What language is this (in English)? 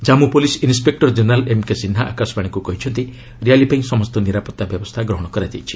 Odia